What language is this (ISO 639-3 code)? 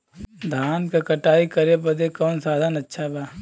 bho